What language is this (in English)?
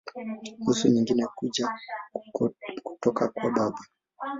Swahili